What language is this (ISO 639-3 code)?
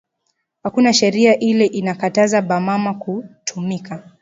swa